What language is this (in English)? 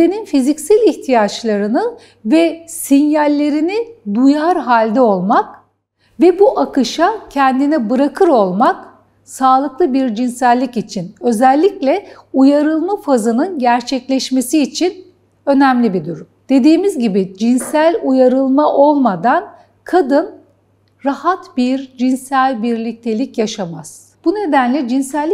Turkish